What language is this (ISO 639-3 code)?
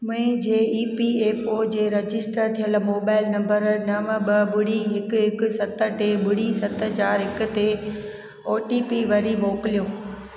snd